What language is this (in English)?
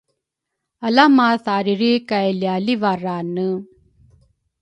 Rukai